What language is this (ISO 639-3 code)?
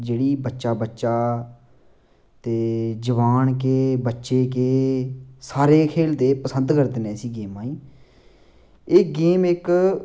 doi